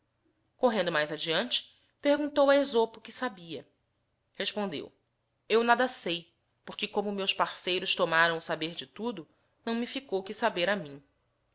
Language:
Portuguese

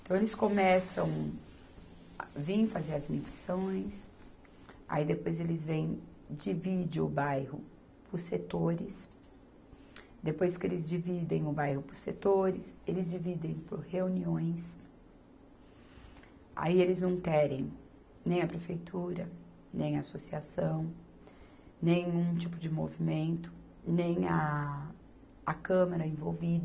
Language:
Portuguese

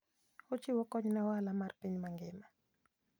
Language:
Luo (Kenya and Tanzania)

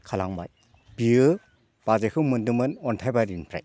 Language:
Bodo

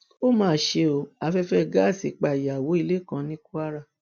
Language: Yoruba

